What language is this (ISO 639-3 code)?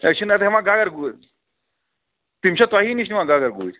kas